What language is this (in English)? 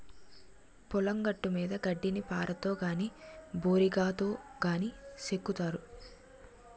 Telugu